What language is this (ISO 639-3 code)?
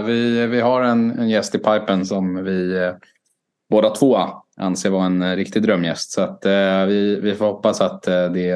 swe